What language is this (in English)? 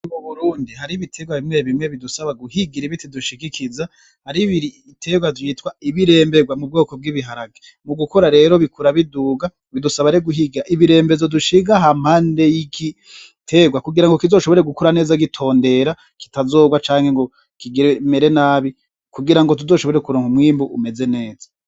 Rundi